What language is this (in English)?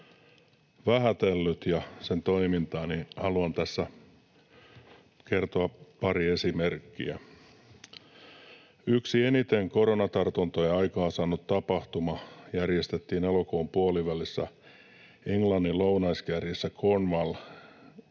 Finnish